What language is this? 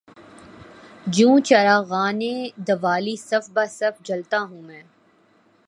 Urdu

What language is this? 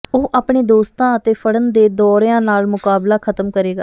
Punjabi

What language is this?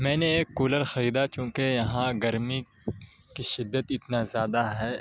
Urdu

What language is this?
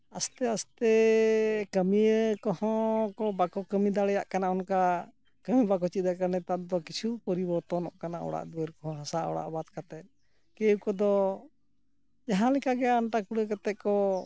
Santali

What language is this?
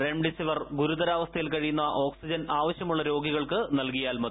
Malayalam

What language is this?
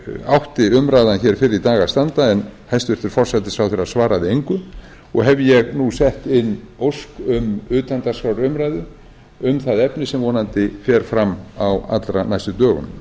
Icelandic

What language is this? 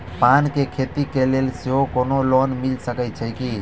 Maithili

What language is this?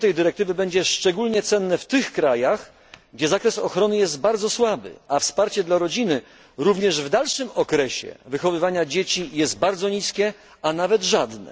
Polish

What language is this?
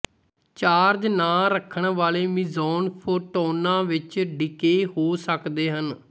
Punjabi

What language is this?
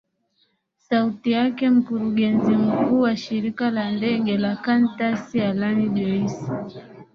Swahili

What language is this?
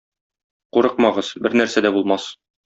Tatar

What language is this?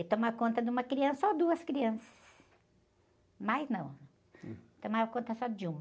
Portuguese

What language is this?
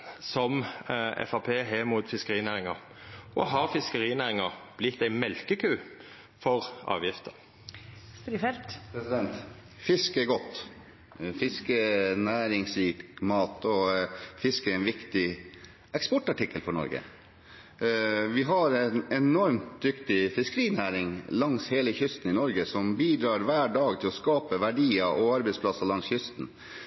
Norwegian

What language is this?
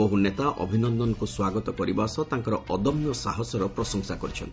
Odia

